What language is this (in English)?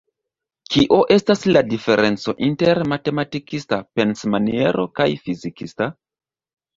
Esperanto